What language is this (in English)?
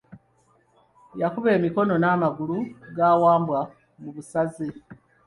Ganda